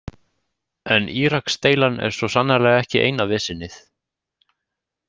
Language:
Icelandic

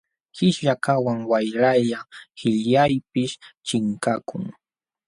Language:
Jauja Wanca Quechua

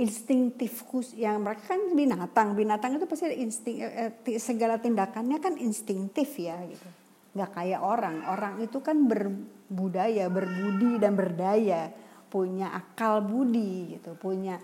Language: Indonesian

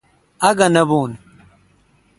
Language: Kalkoti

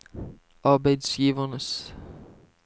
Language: Norwegian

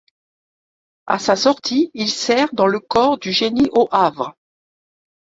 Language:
French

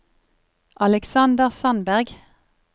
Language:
Norwegian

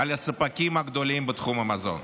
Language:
Hebrew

